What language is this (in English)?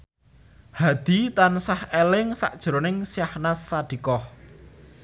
Javanese